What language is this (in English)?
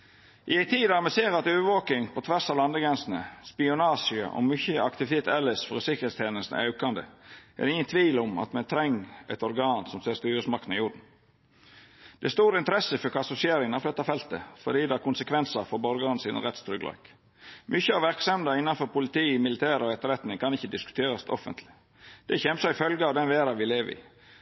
Norwegian Nynorsk